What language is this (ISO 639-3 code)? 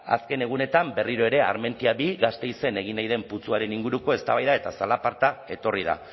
eus